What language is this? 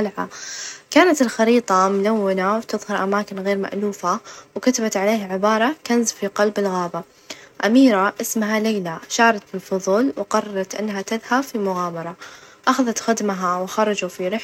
Najdi Arabic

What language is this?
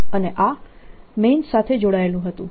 Gujarati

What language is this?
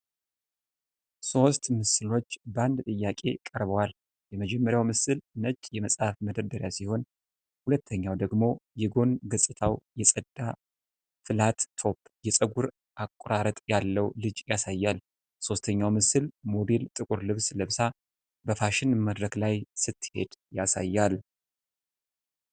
Amharic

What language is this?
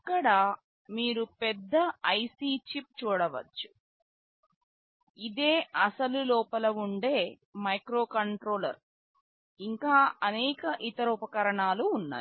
Telugu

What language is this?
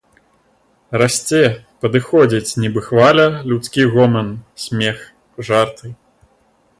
Belarusian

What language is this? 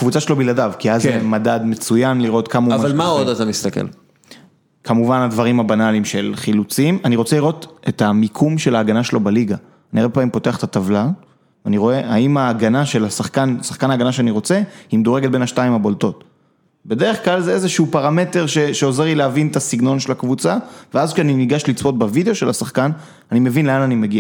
Hebrew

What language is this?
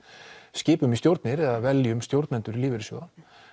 Icelandic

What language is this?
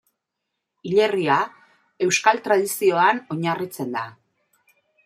Basque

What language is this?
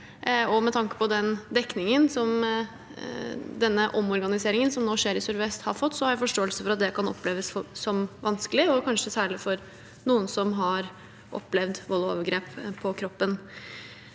Norwegian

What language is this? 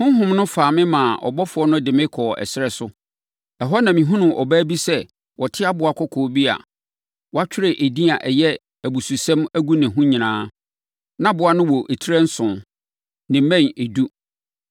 Akan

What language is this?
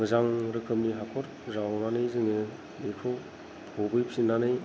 Bodo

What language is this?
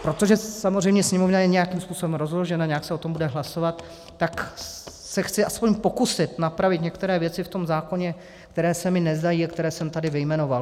Czech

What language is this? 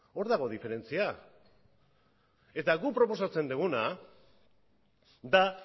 Basque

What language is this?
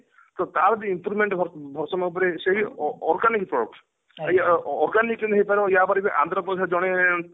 Odia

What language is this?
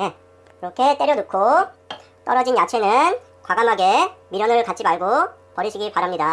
Korean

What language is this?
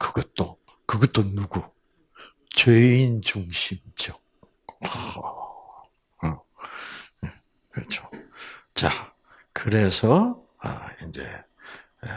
Korean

